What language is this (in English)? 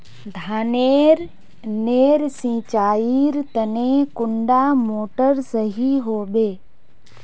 Magahi